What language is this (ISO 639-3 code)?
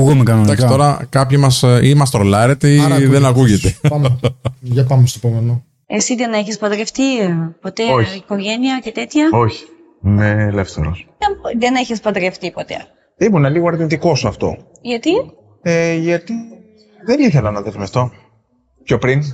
ell